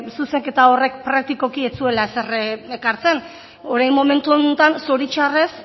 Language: Basque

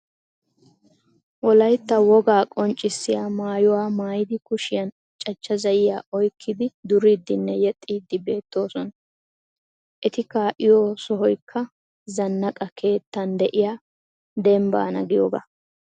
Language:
Wolaytta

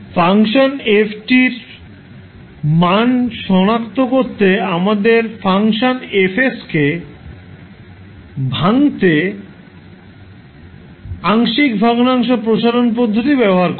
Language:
Bangla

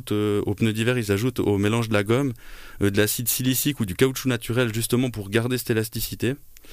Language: French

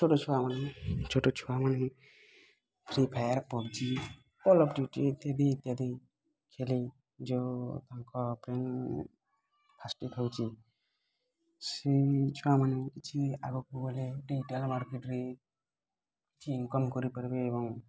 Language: Odia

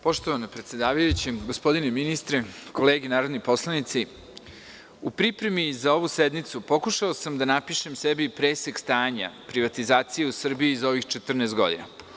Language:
Serbian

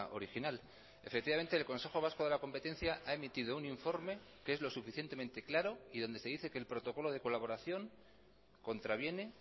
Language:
Spanish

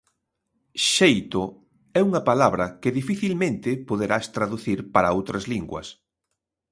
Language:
Galician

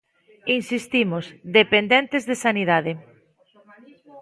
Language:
Galician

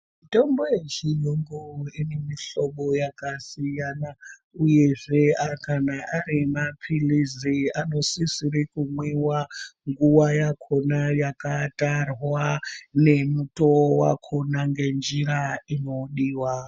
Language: Ndau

